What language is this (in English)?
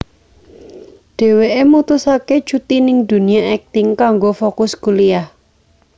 Javanese